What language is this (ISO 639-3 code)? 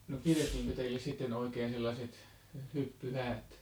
fin